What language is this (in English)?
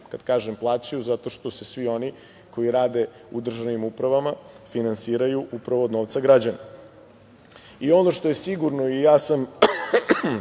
Serbian